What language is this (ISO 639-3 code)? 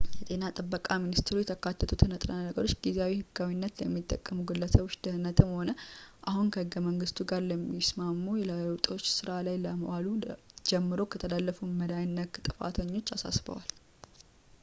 amh